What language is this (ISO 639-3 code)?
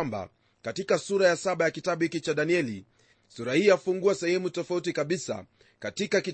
swa